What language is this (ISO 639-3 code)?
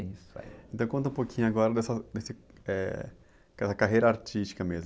por